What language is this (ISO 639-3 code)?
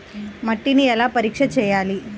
tel